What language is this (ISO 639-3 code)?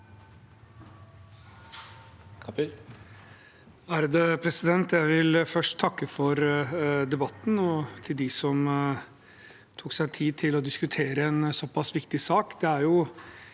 nor